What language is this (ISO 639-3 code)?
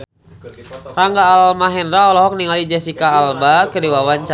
sun